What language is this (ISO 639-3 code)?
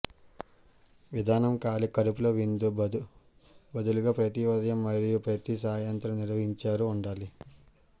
tel